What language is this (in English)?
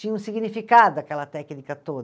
Portuguese